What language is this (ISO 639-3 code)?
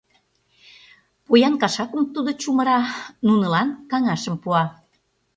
chm